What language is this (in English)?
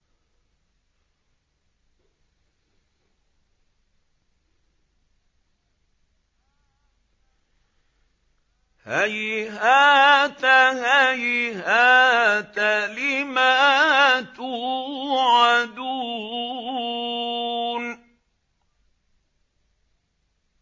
Arabic